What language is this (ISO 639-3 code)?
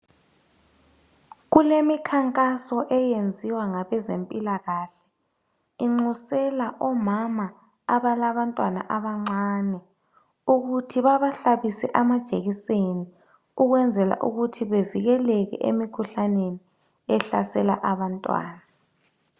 nde